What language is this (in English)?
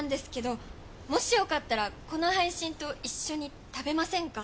Japanese